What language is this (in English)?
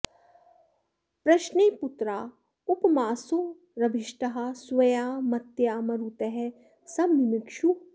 Sanskrit